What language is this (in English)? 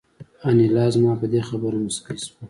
Pashto